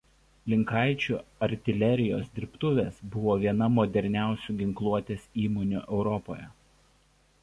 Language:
Lithuanian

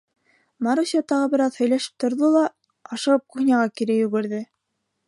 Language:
Bashkir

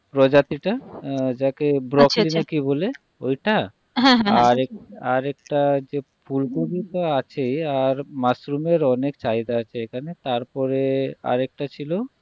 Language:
Bangla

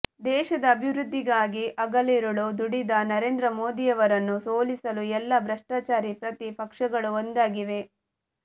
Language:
Kannada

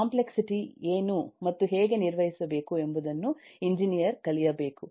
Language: Kannada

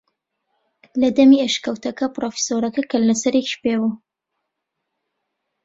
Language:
Central Kurdish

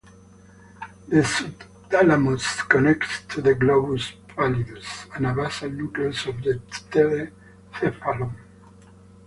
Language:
English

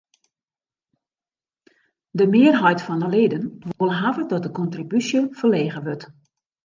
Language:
Western Frisian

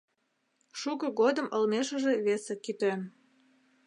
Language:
Mari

